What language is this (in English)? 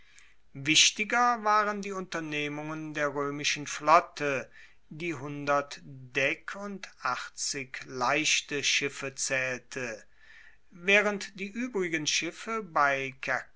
German